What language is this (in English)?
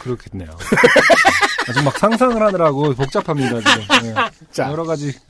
Korean